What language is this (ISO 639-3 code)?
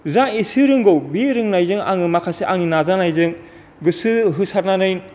brx